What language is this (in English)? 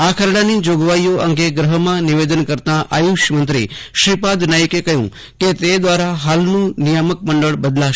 Gujarati